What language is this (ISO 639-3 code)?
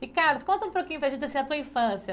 por